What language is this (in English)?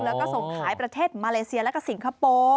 Thai